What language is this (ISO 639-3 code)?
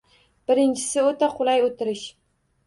uzb